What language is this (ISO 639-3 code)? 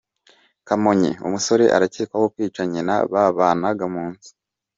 kin